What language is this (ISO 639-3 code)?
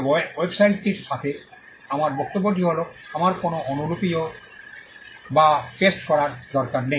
ben